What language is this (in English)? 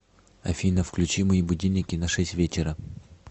Russian